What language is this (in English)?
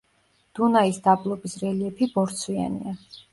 Georgian